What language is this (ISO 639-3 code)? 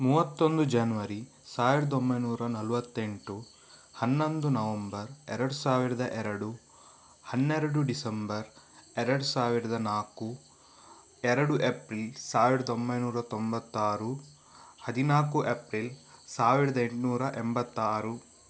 kan